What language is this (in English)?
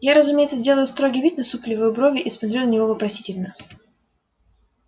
Russian